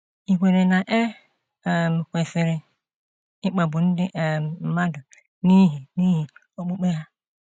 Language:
Igbo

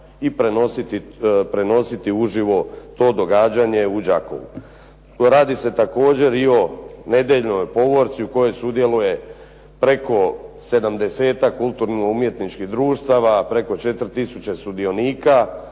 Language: Croatian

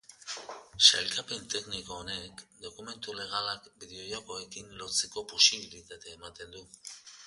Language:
Basque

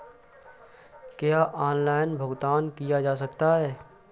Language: Hindi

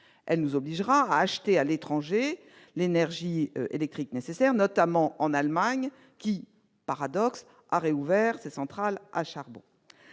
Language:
French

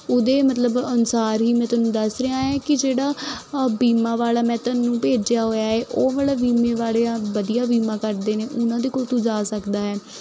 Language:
Punjabi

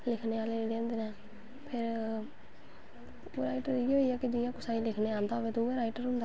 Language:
Dogri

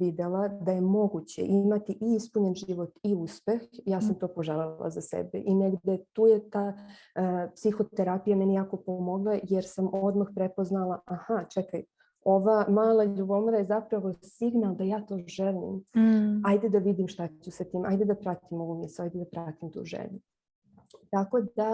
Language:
Croatian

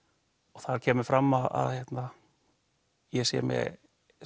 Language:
Icelandic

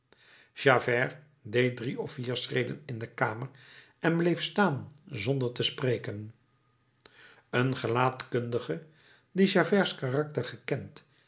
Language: Dutch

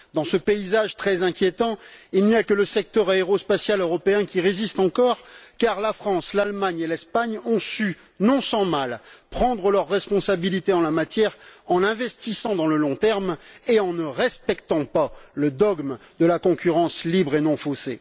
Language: French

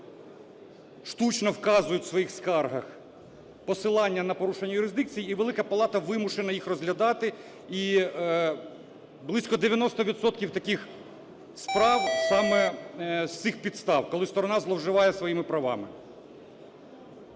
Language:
Ukrainian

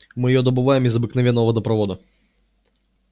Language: Russian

